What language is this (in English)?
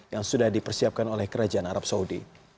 Indonesian